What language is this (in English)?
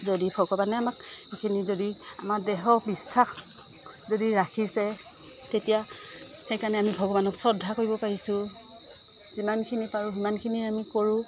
Assamese